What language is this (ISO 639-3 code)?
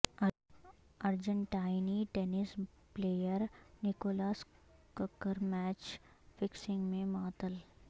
urd